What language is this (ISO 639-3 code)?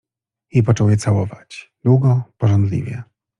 pol